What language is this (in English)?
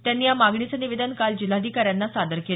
Marathi